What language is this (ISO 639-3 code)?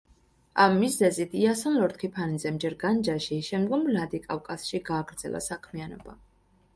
kat